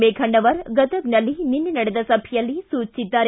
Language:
Kannada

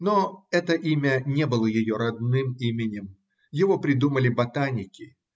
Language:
Russian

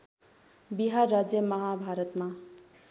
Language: Nepali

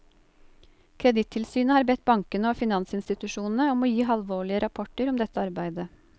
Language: Norwegian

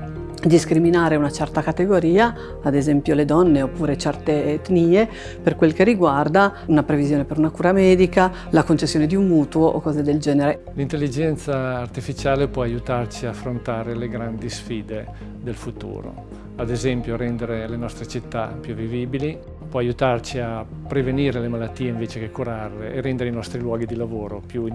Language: Italian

